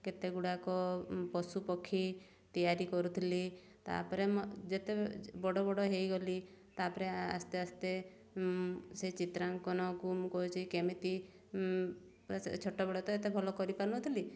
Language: Odia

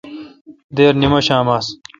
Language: Kalkoti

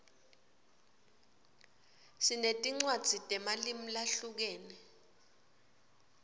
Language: Swati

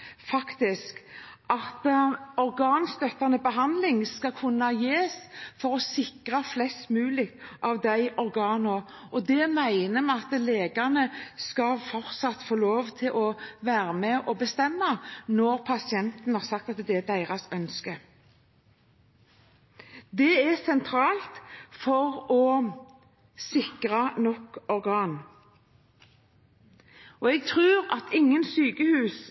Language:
Norwegian Bokmål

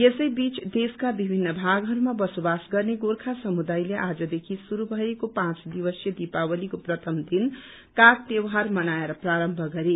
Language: Nepali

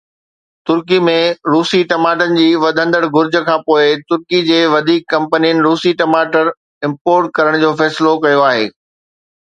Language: Sindhi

